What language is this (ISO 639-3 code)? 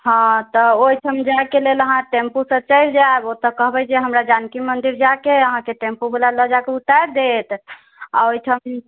mai